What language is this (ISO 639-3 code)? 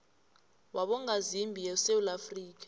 nbl